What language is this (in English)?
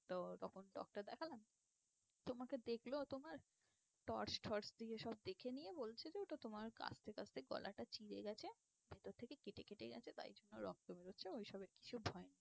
Bangla